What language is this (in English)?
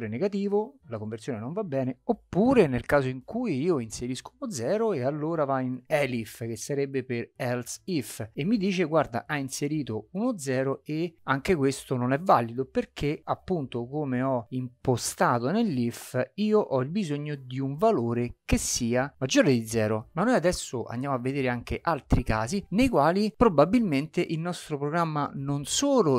Italian